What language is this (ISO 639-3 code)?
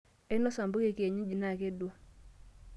mas